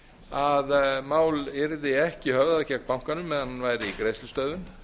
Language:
Icelandic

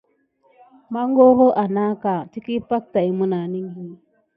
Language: Gidar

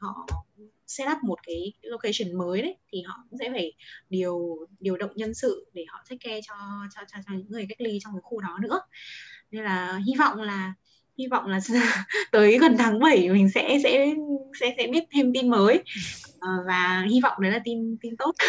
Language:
Vietnamese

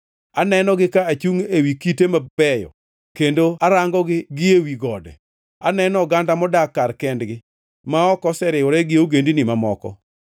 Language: Luo (Kenya and Tanzania)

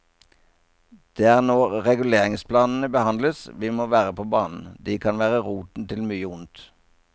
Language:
Norwegian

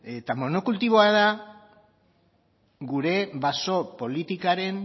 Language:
Basque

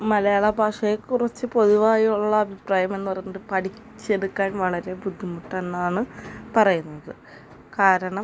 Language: Malayalam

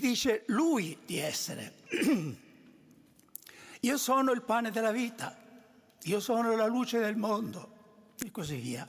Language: Italian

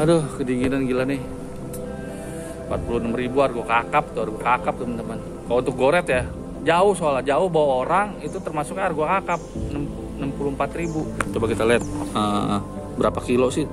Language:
Indonesian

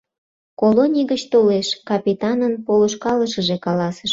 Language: Mari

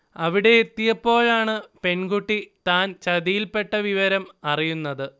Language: Malayalam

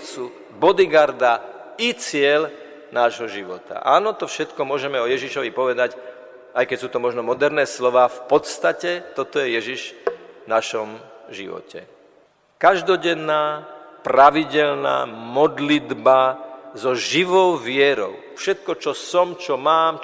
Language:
Slovak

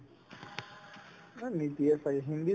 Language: Assamese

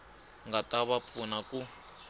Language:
Tsonga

